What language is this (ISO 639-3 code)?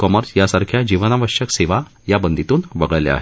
mar